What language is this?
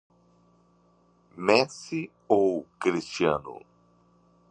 Portuguese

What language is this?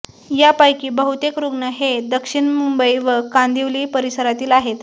Marathi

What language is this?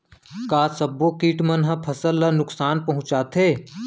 Chhattisgarhi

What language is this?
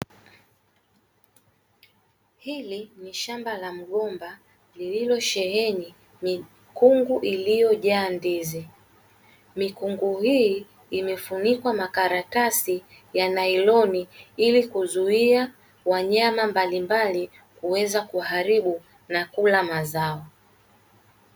Swahili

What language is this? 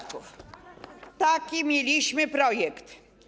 Polish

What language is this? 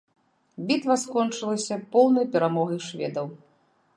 Belarusian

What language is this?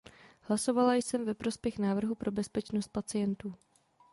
Czech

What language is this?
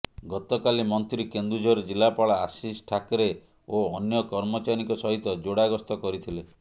Odia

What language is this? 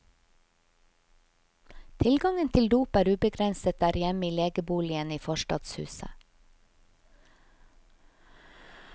Norwegian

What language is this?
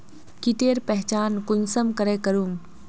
Magahi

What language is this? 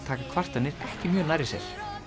Icelandic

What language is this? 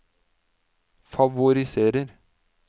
Norwegian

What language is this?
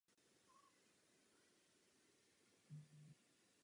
Czech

